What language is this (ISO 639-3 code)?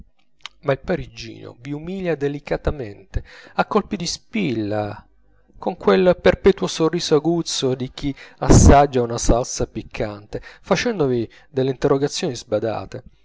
ita